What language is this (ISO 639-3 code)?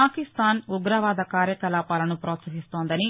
tel